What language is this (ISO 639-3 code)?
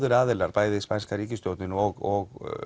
isl